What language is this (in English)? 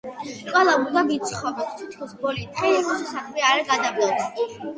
Georgian